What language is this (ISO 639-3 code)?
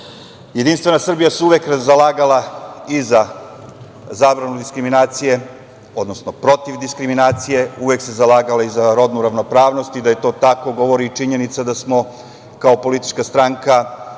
srp